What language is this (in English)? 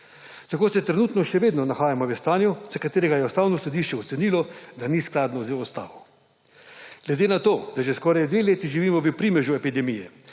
Slovenian